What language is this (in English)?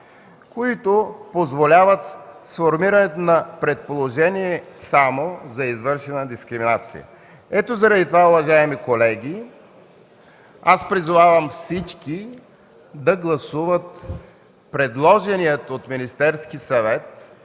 Bulgarian